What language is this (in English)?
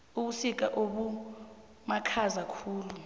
South Ndebele